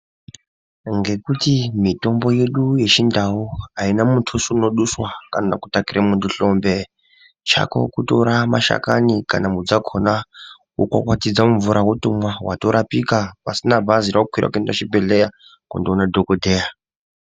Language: Ndau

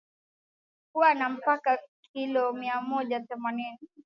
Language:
Swahili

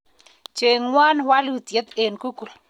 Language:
Kalenjin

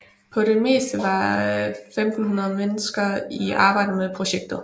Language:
Danish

